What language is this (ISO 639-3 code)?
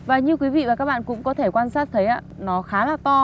vie